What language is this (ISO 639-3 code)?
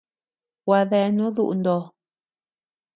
cux